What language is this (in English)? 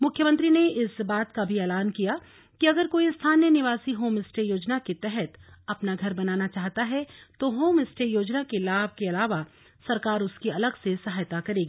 Hindi